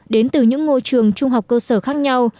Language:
Vietnamese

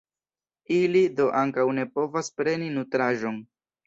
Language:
Esperanto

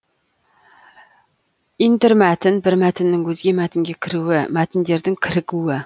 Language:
Kazakh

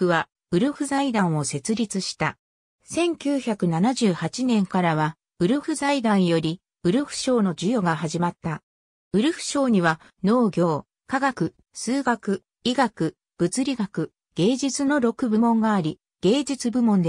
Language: Japanese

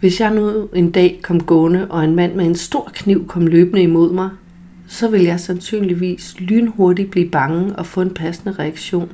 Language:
Danish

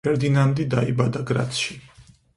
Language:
Georgian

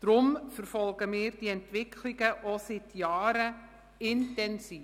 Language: Swiss German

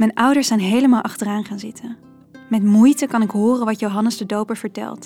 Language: Dutch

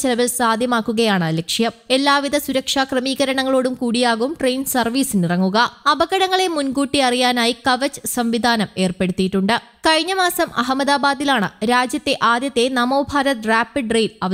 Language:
Malayalam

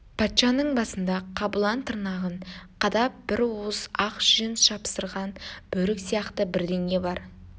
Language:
Kazakh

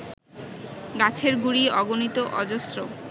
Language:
Bangla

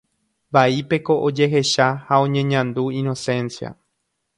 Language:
Guarani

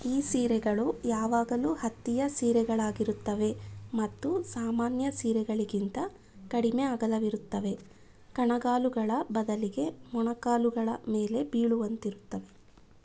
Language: Kannada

